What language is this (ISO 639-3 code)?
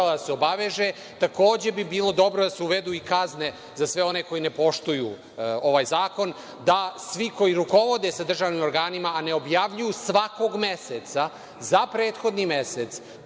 srp